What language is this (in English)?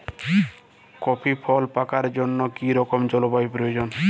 Bangla